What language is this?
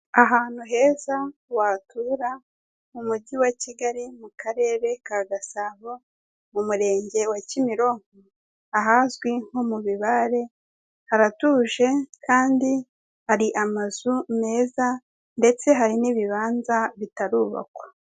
Kinyarwanda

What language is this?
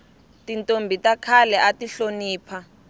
Tsonga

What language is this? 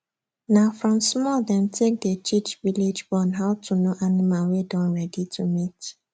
Nigerian Pidgin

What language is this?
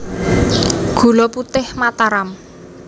Javanese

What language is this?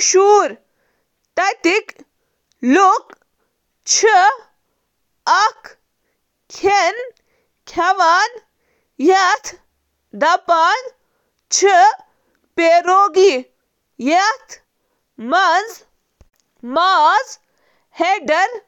Kashmiri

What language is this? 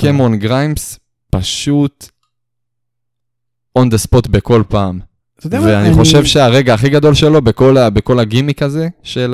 Hebrew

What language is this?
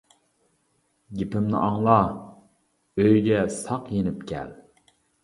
Uyghur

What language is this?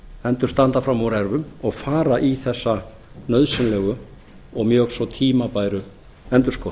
Icelandic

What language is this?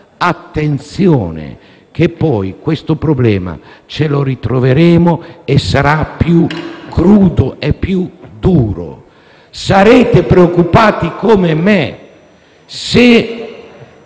Italian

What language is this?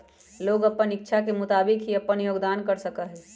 Magahi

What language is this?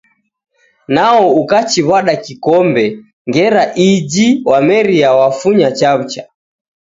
Taita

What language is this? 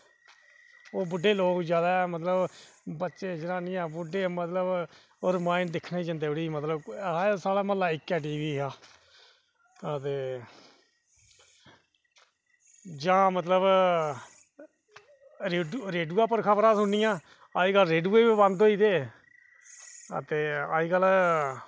Dogri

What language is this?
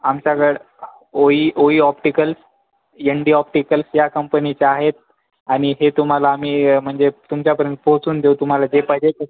Marathi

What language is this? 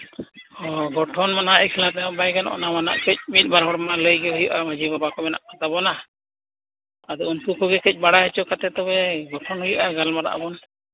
Santali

